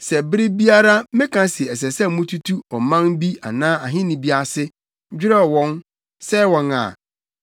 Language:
Akan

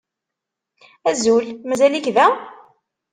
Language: Kabyle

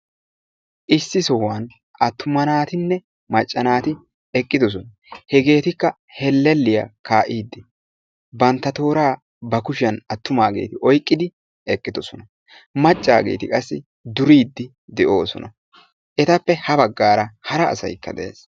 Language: Wolaytta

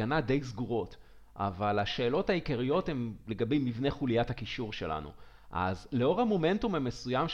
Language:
Hebrew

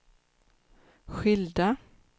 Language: Swedish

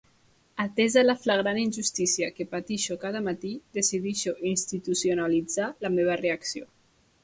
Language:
Catalan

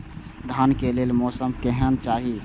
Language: Maithili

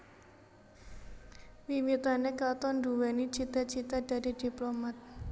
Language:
Javanese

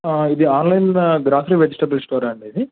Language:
Telugu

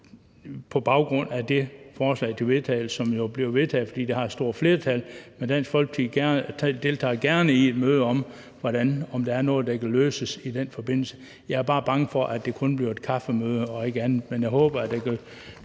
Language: Danish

